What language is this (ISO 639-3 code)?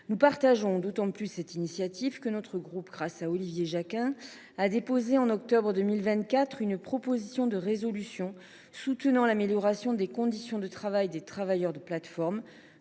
fra